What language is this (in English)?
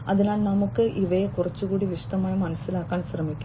Malayalam